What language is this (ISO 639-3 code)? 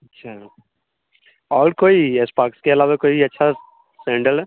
urd